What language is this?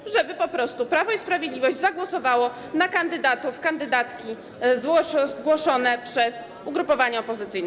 Polish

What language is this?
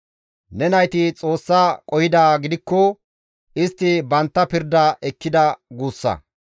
Gamo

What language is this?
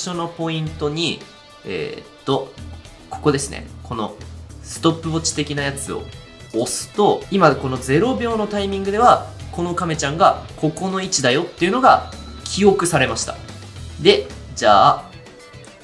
Japanese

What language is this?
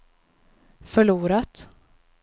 Swedish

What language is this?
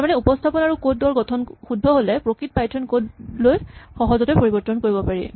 Assamese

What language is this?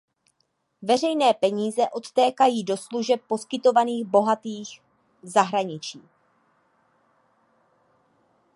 Czech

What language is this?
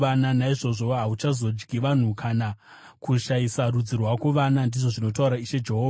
Shona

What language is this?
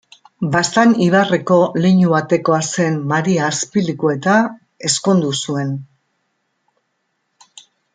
Basque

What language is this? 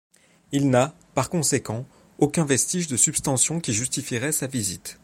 French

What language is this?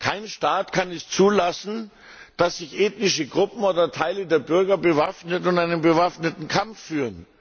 German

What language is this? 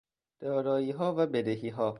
Persian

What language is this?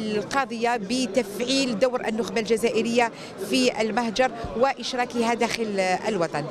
Arabic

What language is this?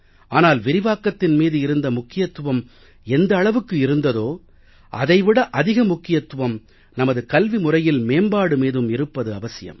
Tamil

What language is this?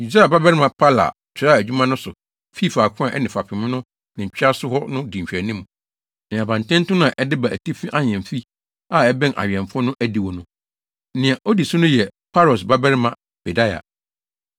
Akan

